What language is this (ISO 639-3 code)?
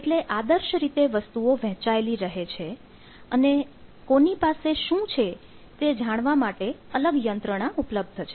guj